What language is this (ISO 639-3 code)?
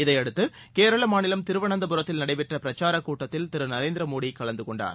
tam